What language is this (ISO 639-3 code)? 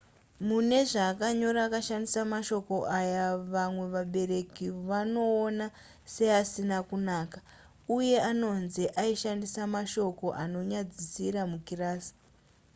sna